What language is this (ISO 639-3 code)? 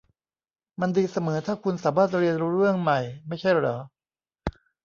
tha